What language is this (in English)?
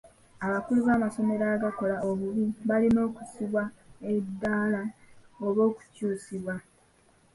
Ganda